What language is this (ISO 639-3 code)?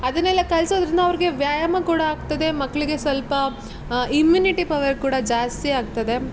kan